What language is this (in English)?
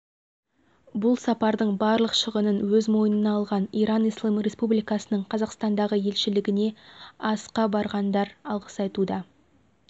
Kazakh